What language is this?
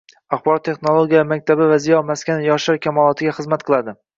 Uzbek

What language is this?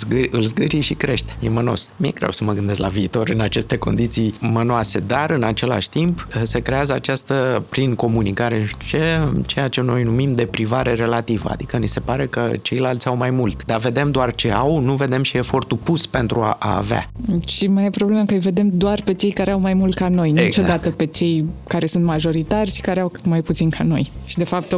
Romanian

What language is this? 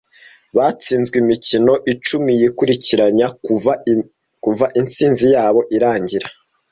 Kinyarwanda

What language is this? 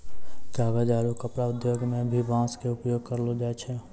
Maithili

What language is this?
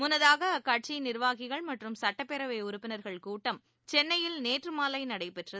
Tamil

